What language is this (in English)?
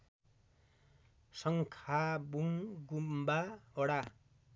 Nepali